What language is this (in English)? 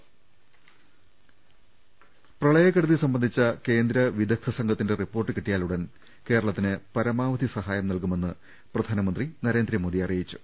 Malayalam